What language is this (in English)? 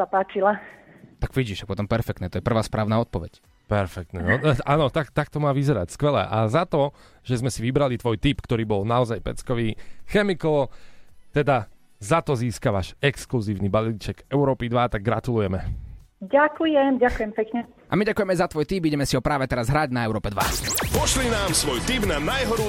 Slovak